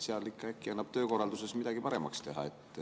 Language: Estonian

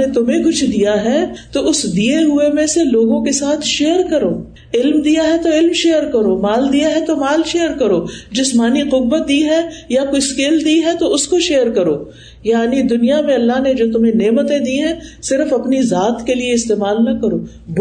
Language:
Urdu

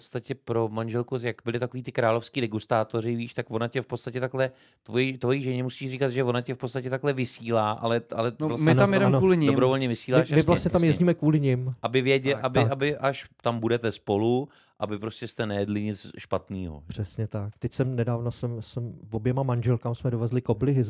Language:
Czech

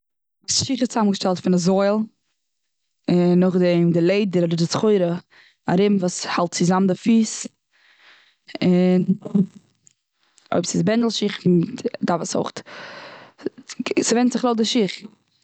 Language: Yiddish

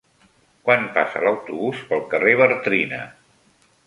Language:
Catalan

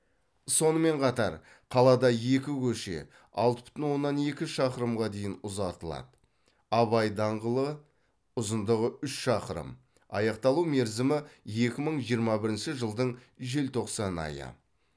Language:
Kazakh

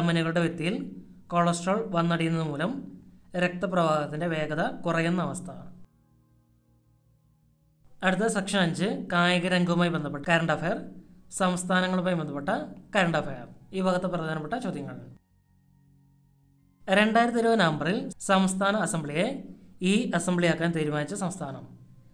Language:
Hindi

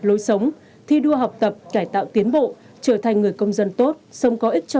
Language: Vietnamese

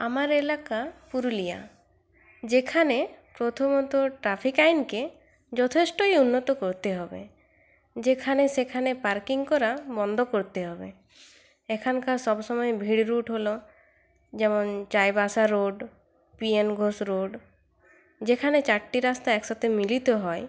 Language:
Bangla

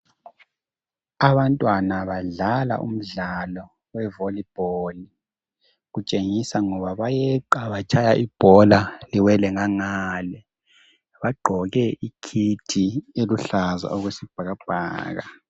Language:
North Ndebele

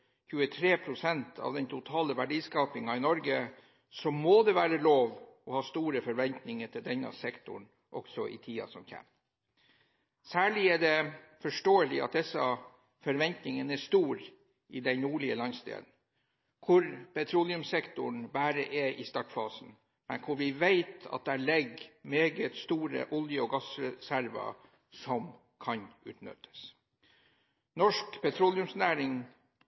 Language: Norwegian Bokmål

